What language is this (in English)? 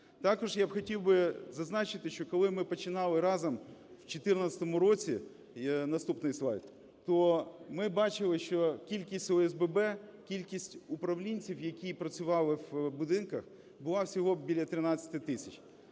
Ukrainian